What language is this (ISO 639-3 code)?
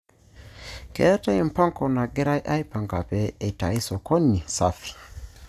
mas